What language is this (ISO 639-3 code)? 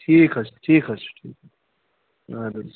kas